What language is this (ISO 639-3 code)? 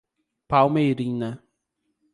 por